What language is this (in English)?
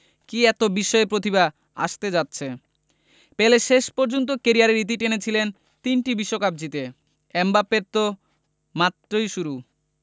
Bangla